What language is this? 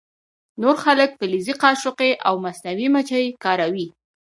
Pashto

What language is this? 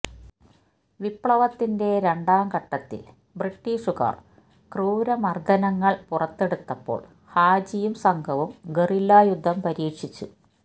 Malayalam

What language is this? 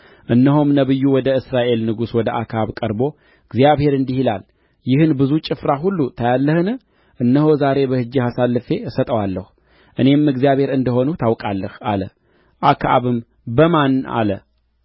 Amharic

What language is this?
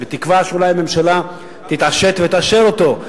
Hebrew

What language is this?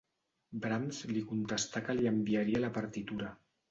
Catalan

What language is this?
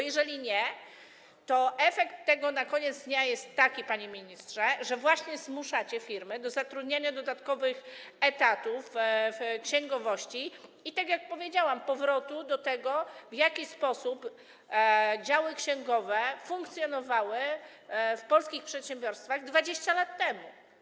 Polish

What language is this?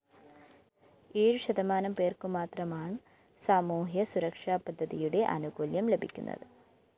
Malayalam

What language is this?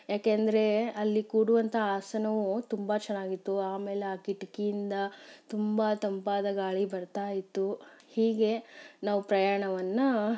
Kannada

